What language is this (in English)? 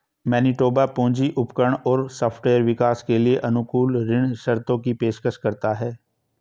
Hindi